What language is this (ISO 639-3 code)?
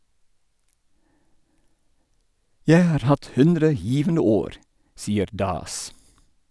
nor